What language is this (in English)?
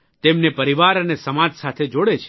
Gujarati